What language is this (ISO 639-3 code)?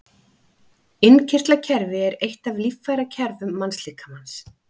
isl